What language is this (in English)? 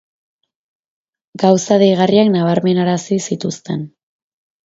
Basque